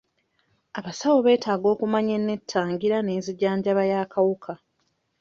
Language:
Ganda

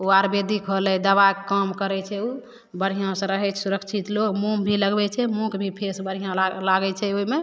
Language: Maithili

